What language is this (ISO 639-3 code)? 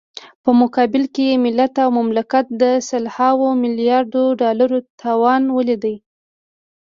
pus